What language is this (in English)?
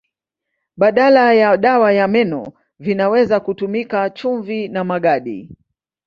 Swahili